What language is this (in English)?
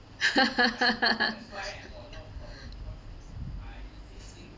English